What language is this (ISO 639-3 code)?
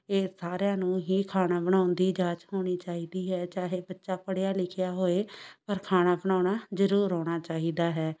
pan